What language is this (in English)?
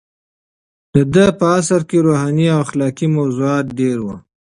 Pashto